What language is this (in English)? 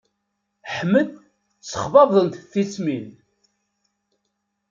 Kabyle